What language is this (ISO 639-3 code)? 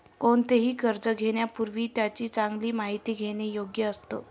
mar